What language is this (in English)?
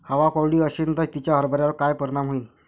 Marathi